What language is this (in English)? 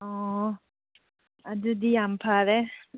Manipuri